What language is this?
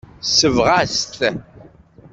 Kabyle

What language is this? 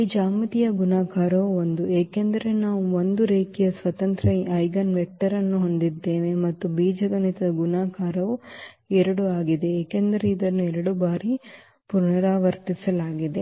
Kannada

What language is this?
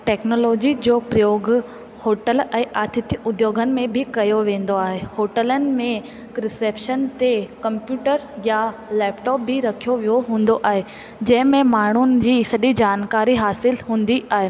Sindhi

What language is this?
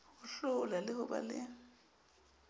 Southern Sotho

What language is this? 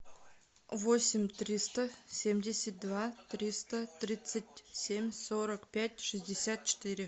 Russian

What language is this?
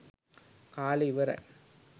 Sinhala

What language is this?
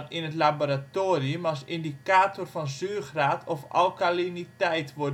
Dutch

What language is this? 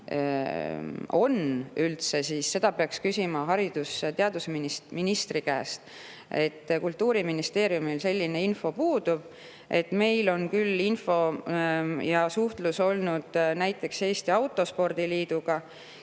Estonian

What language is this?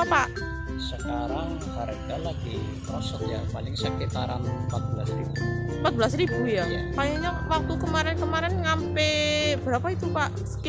Indonesian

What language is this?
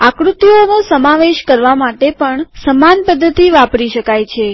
Gujarati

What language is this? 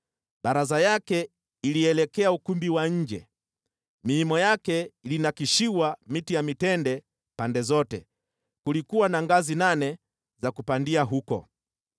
Swahili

